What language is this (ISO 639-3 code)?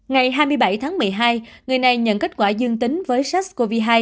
vie